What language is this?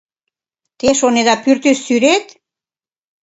Mari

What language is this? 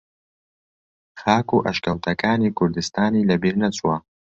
Central Kurdish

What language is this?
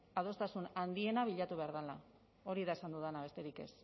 Basque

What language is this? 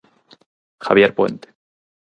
Galician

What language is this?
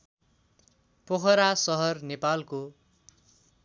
Nepali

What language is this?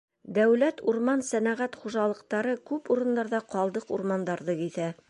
Bashkir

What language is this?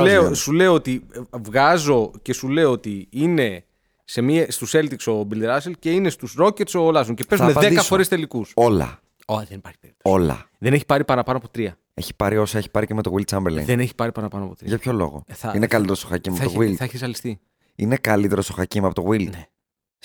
Greek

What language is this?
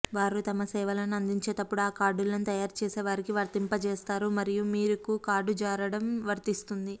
Telugu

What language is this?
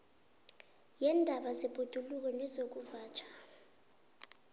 South Ndebele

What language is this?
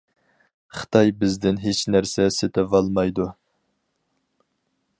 Uyghur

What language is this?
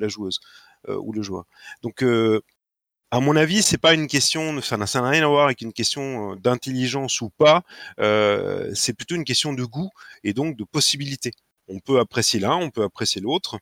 French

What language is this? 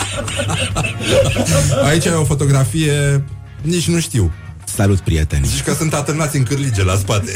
Romanian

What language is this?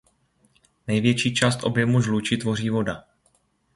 Czech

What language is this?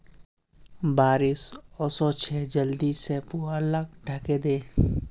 Magahi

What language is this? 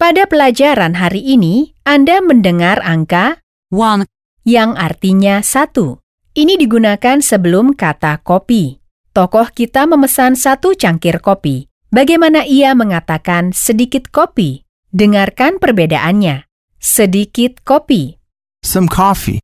Indonesian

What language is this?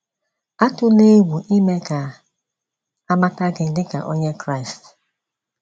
Igbo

